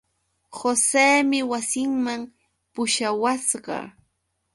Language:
Yauyos Quechua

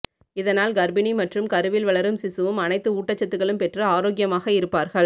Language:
Tamil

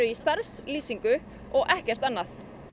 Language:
Icelandic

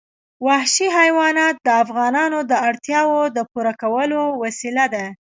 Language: Pashto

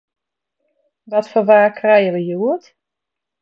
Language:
Western Frisian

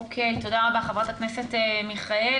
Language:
Hebrew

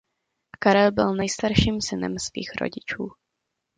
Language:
Czech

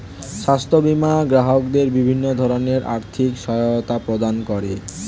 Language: Bangla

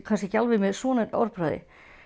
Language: Icelandic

